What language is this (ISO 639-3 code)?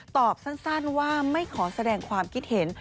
tha